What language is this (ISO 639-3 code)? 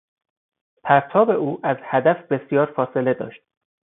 fas